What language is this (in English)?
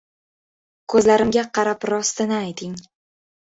Uzbek